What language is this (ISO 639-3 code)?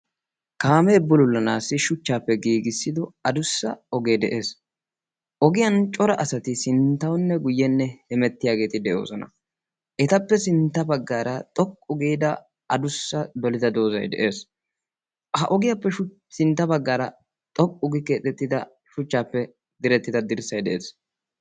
wal